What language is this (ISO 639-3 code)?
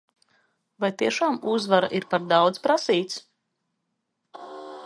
lav